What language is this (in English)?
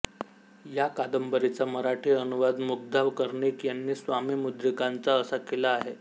Marathi